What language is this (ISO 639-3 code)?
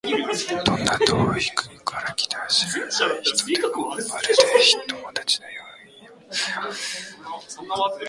jpn